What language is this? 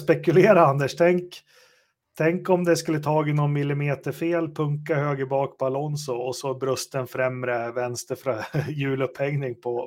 Swedish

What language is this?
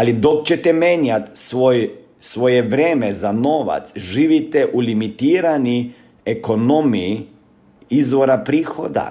Croatian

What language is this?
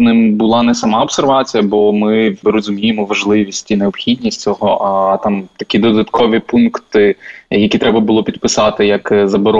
Ukrainian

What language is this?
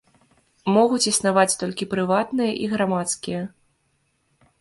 Belarusian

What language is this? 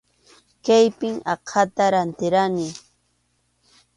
Arequipa-La Unión Quechua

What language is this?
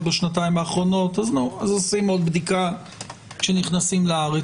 Hebrew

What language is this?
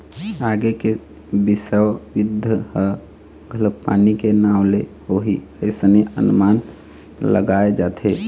Chhattisgarhi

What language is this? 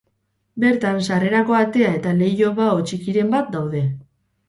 Basque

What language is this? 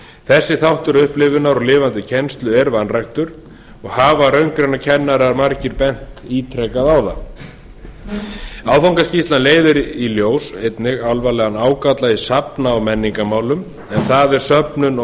Icelandic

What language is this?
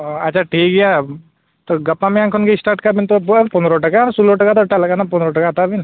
Santali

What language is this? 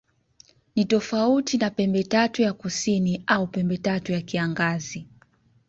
Swahili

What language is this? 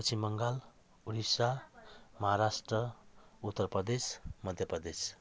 Nepali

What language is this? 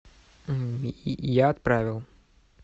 Russian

